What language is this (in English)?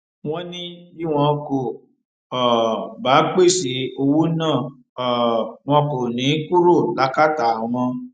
Yoruba